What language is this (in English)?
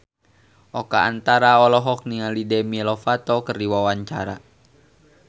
Sundanese